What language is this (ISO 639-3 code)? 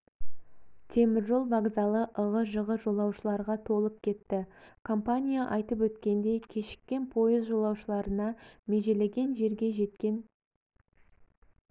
kaz